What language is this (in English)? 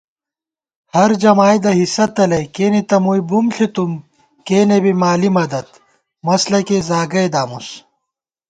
Gawar-Bati